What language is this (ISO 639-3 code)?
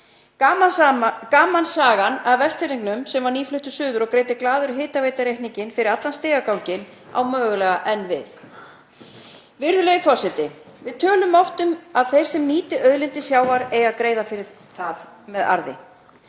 isl